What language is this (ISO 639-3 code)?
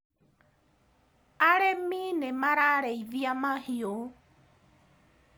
kik